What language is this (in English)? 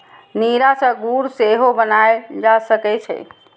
Maithili